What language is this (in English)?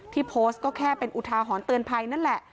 Thai